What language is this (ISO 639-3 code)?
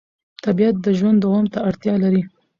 pus